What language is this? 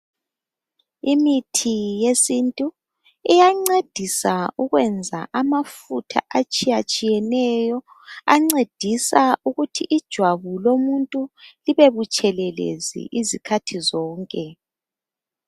North Ndebele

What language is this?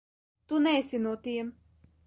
Latvian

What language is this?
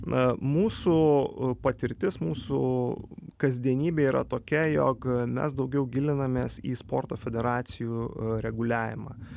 Lithuanian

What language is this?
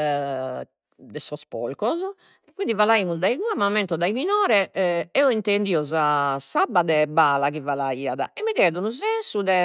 Sardinian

